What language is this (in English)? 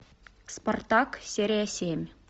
Russian